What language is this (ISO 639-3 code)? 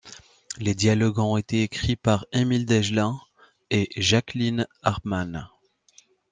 fra